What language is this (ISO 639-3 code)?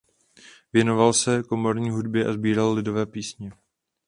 ces